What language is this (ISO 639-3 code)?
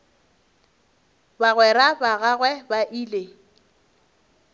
nso